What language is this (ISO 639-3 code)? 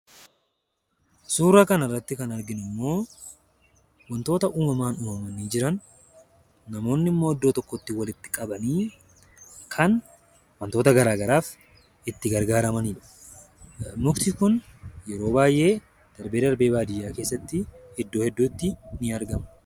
orm